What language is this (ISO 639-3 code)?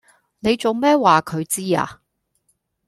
yue